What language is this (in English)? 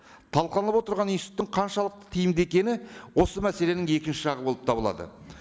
Kazakh